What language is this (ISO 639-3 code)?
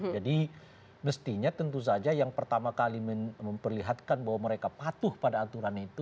ind